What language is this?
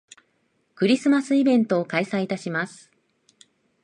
Japanese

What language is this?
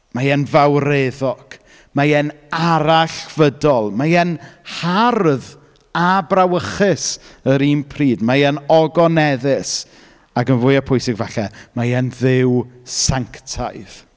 Welsh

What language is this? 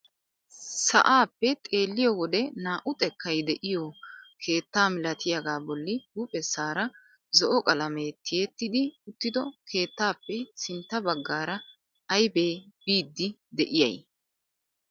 Wolaytta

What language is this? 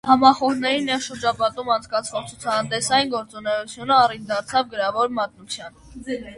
Armenian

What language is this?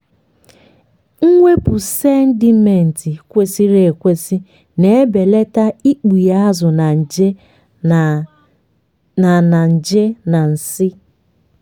Igbo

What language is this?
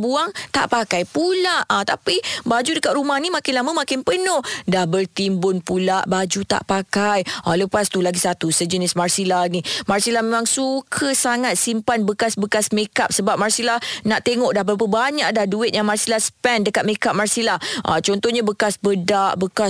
Malay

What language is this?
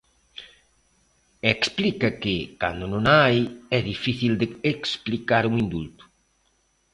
Galician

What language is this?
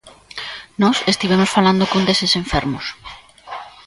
Galician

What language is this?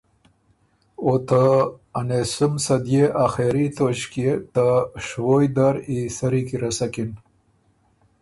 Ormuri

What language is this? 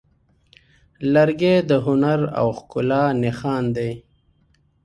Pashto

